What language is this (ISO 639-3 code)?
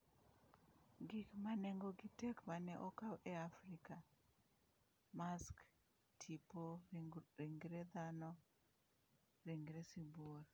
luo